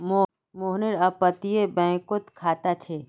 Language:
Magahi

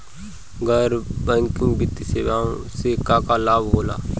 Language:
Bhojpuri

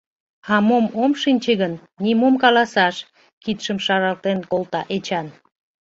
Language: Mari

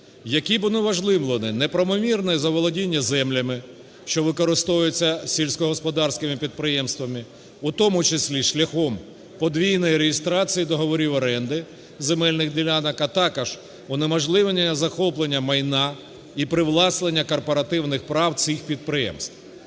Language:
Ukrainian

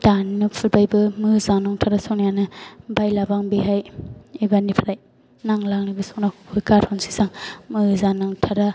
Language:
Bodo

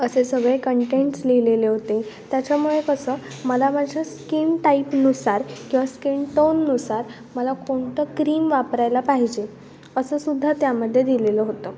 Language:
Marathi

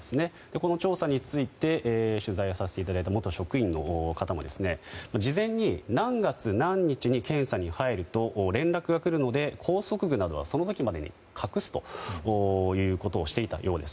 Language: Japanese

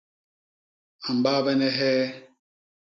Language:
Basaa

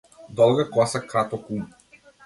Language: Macedonian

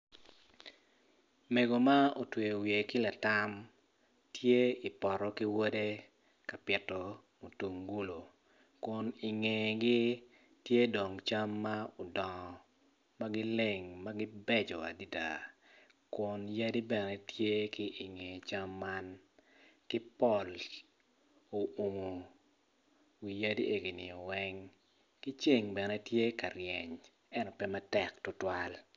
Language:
Acoli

